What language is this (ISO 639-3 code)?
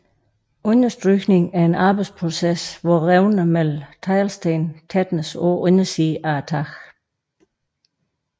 dan